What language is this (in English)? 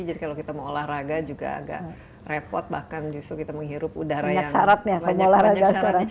Indonesian